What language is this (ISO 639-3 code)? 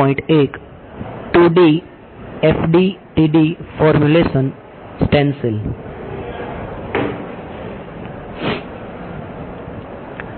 guj